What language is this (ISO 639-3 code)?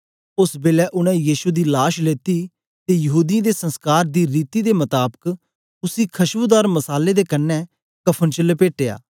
doi